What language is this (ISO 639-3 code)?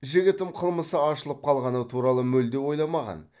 kaz